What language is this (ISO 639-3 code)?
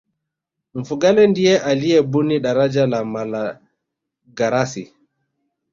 swa